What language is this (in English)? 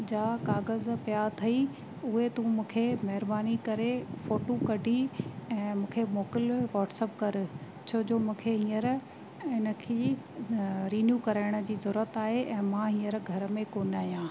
Sindhi